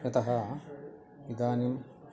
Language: Sanskrit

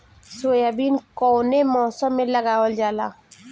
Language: Bhojpuri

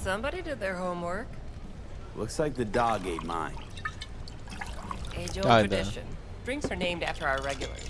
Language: Turkish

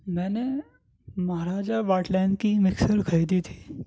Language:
Urdu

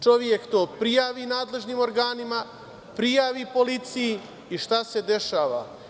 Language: Serbian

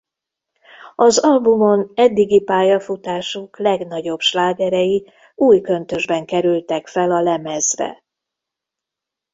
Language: Hungarian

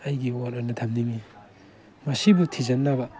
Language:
Manipuri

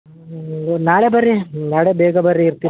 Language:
Kannada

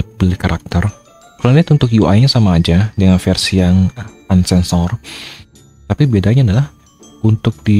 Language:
Indonesian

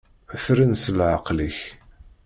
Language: Kabyle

